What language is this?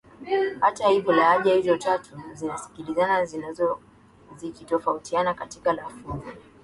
Swahili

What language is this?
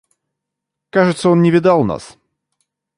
Russian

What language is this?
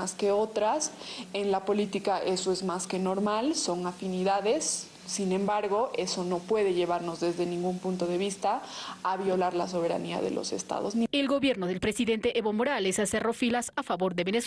Spanish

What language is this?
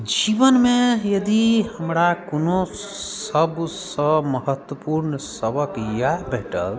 Maithili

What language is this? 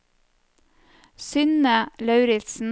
Norwegian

